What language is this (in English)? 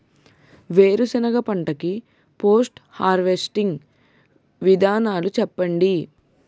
Telugu